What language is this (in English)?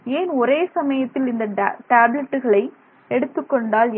Tamil